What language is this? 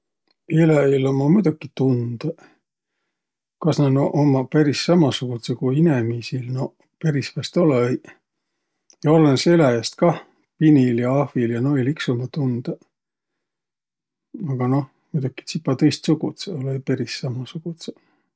Võro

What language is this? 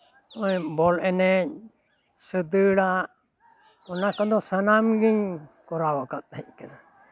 Santali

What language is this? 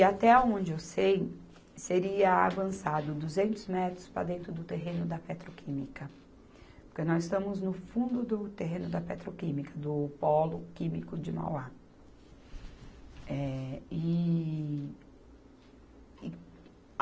Portuguese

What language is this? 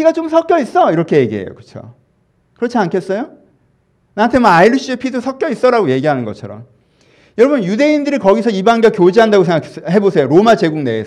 Korean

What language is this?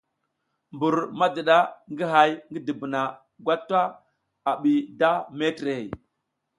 South Giziga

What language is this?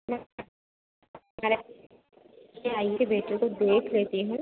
Hindi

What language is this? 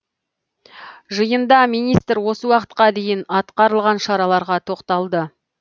Kazakh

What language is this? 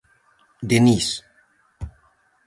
Galician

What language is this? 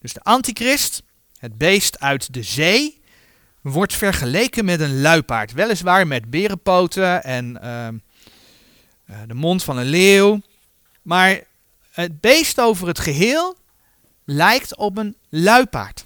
Dutch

